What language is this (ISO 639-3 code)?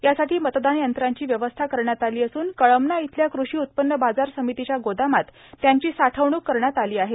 mar